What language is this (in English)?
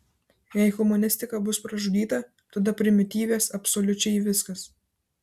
Lithuanian